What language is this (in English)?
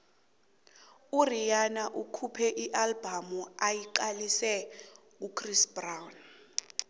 South Ndebele